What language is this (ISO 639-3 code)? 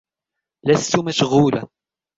ara